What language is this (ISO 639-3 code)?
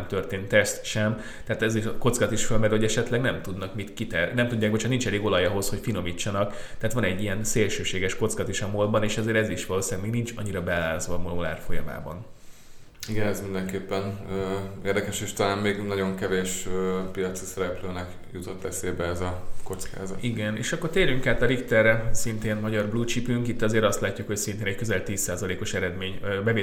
hun